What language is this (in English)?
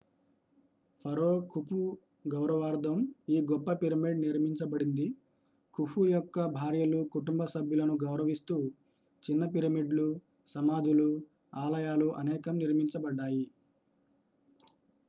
Telugu